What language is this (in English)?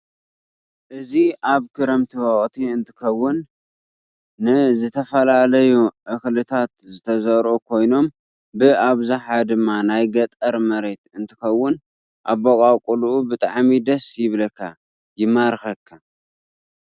Tigrinya